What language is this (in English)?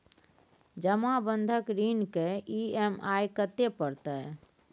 Maithili